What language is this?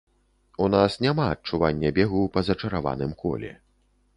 Belarusian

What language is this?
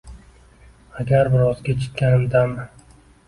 Uzbek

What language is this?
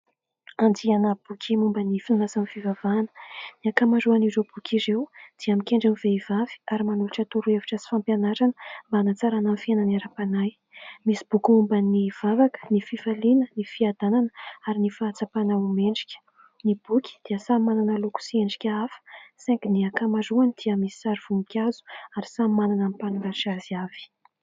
Malagasy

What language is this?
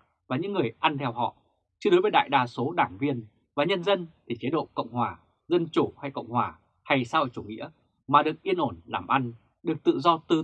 Vietnamese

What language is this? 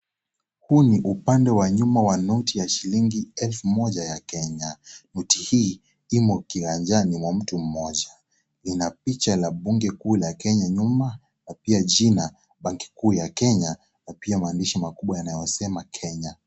Swahili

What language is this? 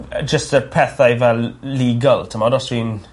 Welsh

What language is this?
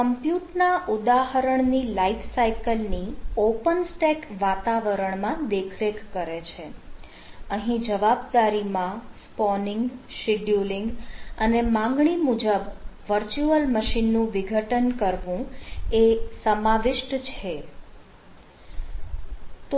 Gujarati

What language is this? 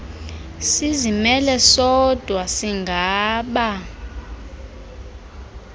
Xhosa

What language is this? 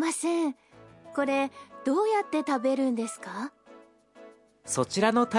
Persian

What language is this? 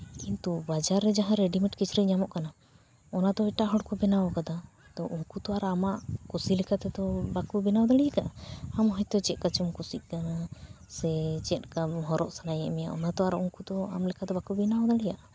Santali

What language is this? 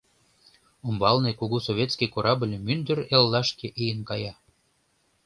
Mari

